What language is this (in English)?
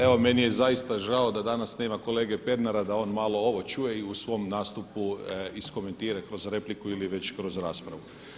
Croatian